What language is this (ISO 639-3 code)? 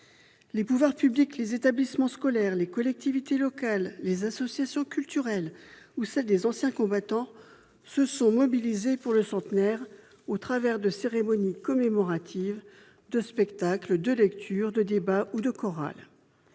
fra